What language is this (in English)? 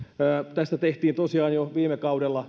Finnish